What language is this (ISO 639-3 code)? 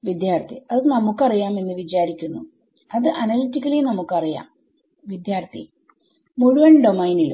mal